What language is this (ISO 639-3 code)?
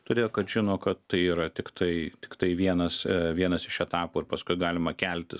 lit